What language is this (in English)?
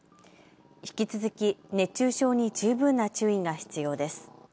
Japanese